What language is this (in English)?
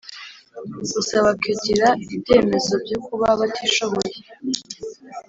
Kinyarwanda